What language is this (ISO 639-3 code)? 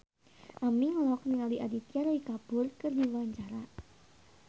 sun